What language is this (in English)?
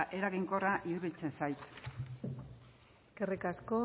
Basque